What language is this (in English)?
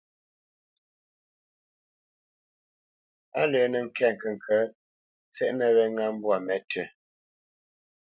Bamenyam